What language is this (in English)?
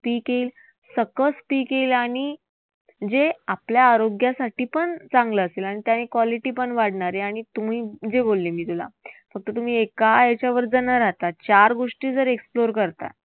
Marathi